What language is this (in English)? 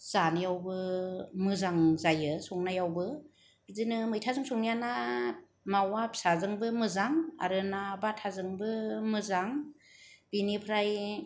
Bodo